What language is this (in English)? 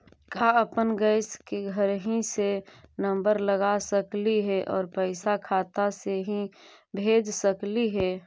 Magahi